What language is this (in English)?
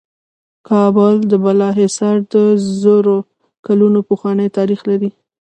Pashto